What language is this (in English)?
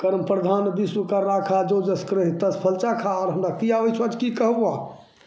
Maithili